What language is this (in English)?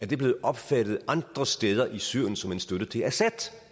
Danish